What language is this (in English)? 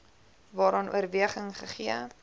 Afrikaans